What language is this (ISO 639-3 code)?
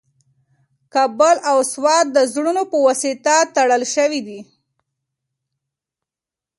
pus